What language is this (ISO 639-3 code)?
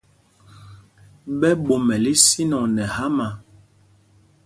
mgg